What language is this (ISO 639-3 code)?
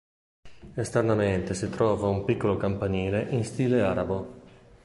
ita